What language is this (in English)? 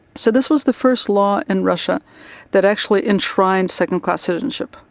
English